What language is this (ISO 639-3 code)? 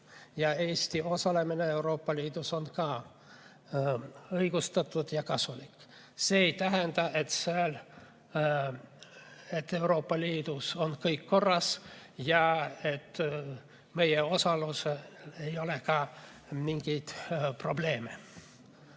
est